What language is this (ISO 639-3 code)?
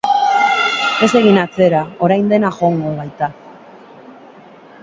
eus